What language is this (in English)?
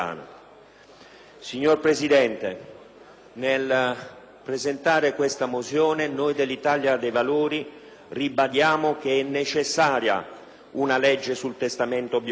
Italian